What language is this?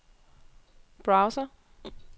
Danish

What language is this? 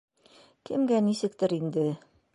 Bashkir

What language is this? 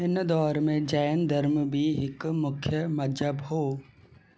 Sindhi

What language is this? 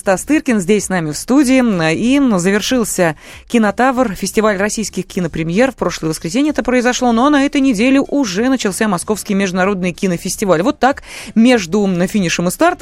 Russian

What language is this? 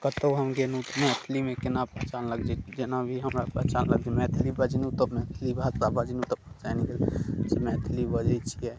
Maithili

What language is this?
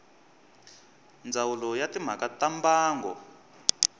Tsonga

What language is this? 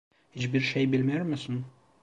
Turkish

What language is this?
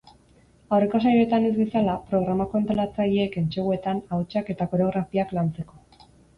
Basque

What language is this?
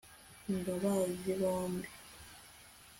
Kinyarwanda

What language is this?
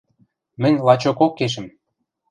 Western Mari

